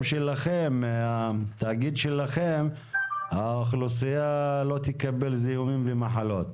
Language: Hebrew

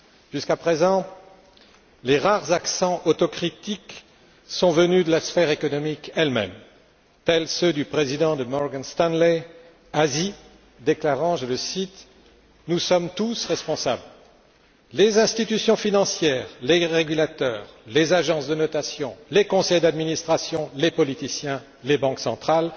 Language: French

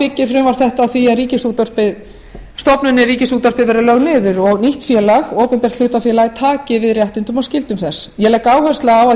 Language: Icelandic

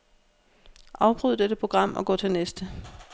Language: Danish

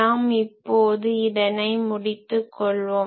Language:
Tamil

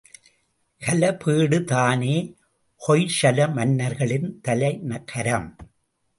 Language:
Tamil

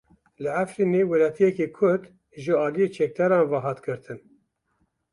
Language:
Kurdish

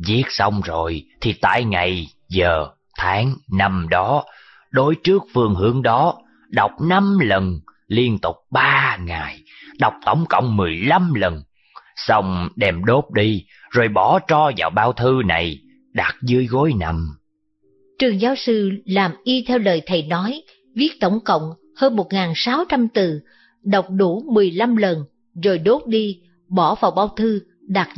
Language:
Vietnamese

